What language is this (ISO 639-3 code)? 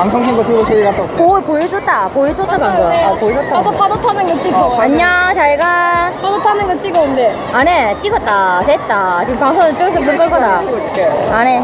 kor